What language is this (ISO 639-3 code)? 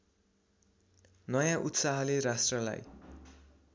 nep